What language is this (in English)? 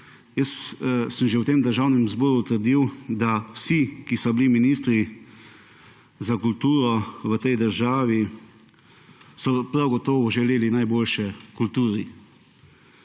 Slovenian